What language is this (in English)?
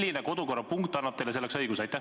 Estonian